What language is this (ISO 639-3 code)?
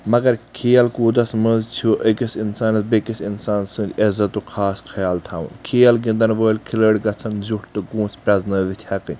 kas